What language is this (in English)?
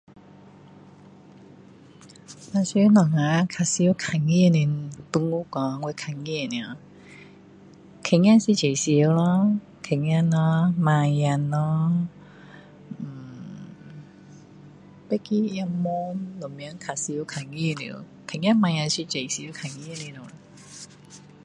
Min Dong Chinese